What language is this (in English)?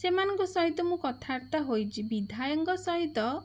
Odia